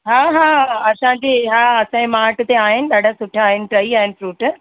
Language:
Sindhi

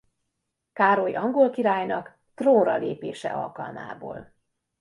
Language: Hungarian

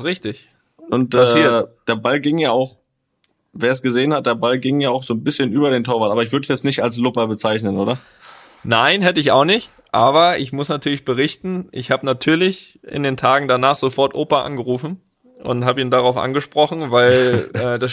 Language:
German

